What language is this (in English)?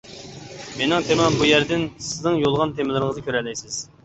Uyghur